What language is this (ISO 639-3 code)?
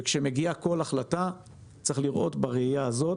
heb